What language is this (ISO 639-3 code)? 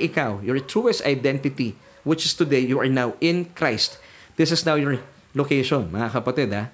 fil